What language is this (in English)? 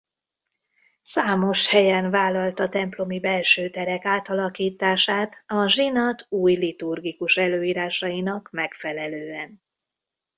Hungarian